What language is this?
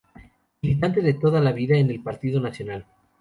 Spanish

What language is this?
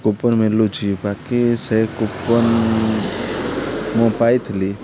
Odia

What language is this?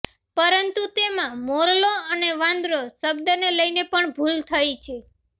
Gujarati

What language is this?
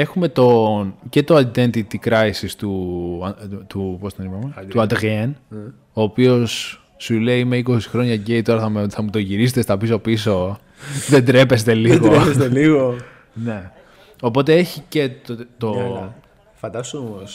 Greek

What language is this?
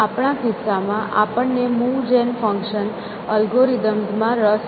Gujarati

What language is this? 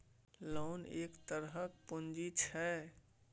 Maithili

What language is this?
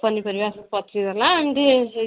Odia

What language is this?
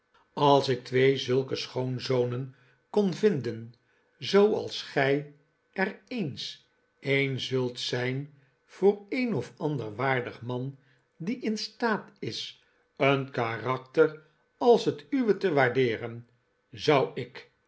Dutch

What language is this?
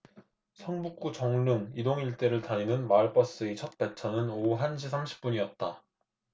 Korean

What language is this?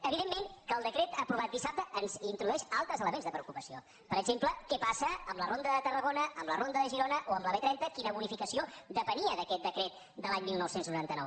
Catalan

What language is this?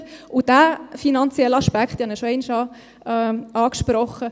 Swiss German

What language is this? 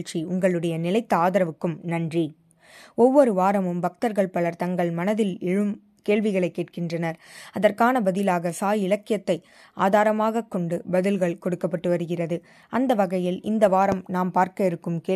Tamil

